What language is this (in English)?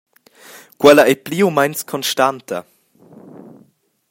Romansh